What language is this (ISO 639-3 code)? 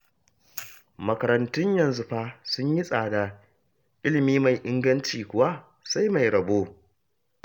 hau